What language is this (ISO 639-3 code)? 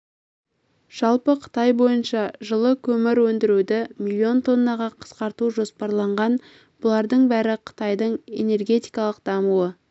kaz